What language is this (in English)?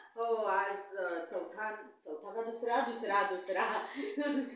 Marathi